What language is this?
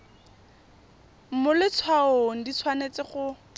Tswana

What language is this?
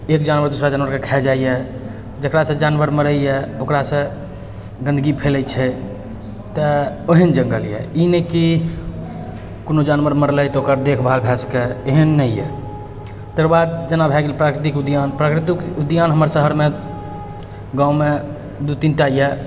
Maithili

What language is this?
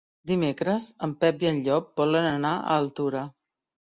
Catalan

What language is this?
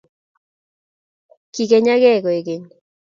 Kalenjin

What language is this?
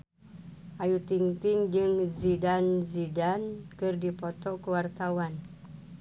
Sundanese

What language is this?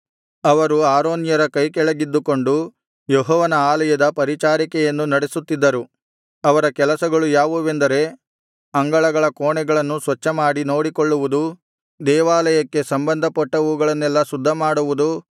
Kannada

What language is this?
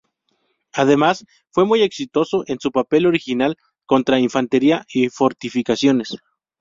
Spanish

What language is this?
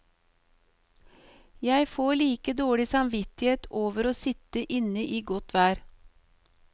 Norwegian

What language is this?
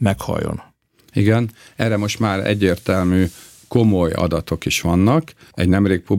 Hungarian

